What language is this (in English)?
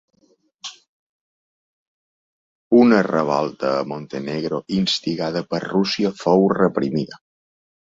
Catalan